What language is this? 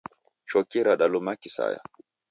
Taita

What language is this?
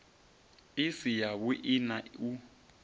Venda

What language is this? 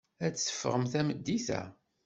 Kabyle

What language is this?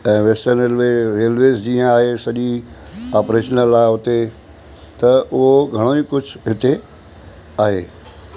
Sindhi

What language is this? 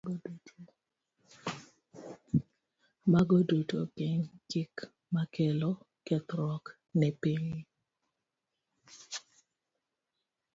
Luo (Kenya and Tanzania)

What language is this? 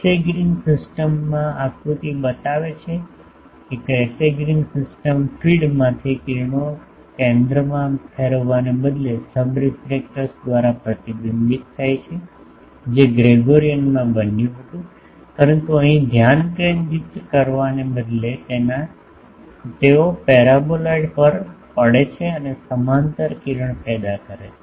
Gujarati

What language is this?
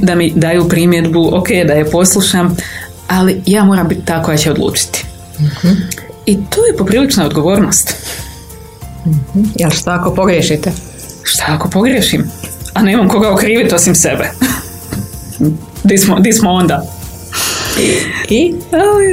Croatian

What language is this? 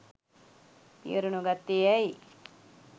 Sinhala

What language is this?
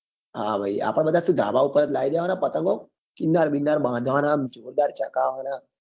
Gujarati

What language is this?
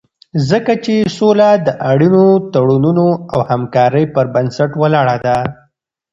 Pashto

